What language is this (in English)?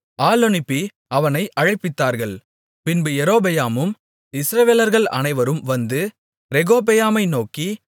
Tamil